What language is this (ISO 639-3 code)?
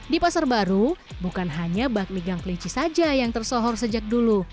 ind